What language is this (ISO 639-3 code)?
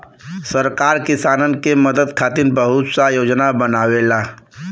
bho